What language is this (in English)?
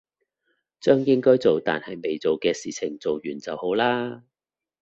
Cantonese